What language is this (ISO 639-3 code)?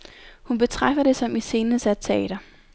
dan